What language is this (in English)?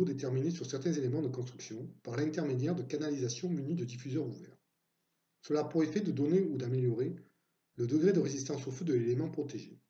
French